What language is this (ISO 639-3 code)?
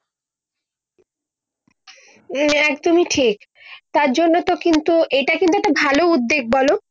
ben